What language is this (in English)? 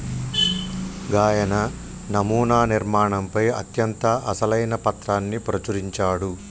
Telugu